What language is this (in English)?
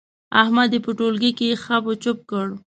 Pashto